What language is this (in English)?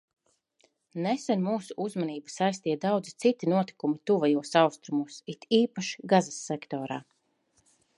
Latvian